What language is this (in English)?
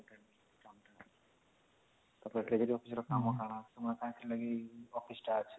Odia